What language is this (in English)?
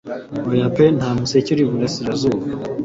Kinyarwanda